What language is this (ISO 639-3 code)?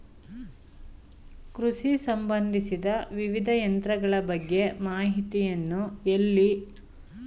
kan